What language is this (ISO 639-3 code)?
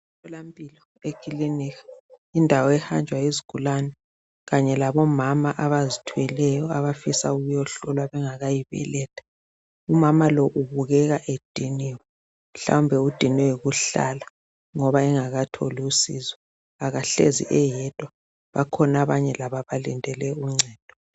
nde